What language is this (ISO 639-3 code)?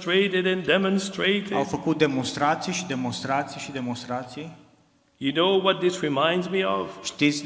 ron